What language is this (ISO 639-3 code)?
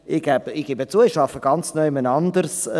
gsw